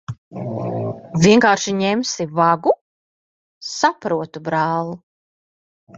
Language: Latvian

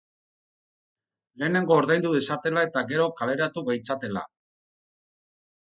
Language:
Basque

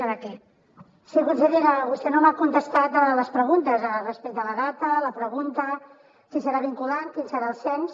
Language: Catalan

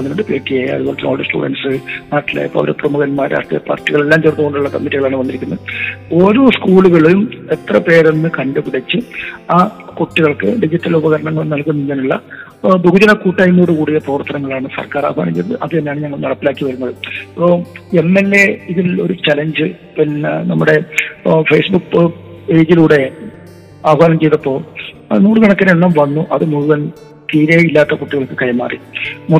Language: Malayalam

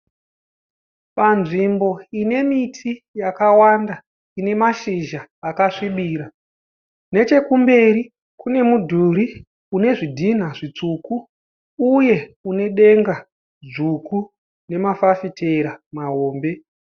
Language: Shona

